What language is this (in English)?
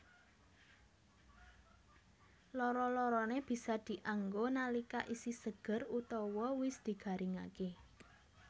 Javanese